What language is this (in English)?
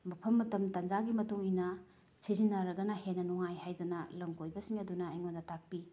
Manipuri